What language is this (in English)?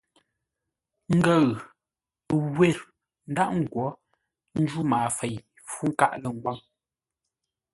Ngombale